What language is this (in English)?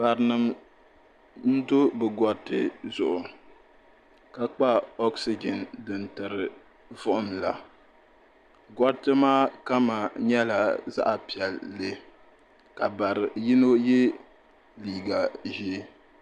Dagbani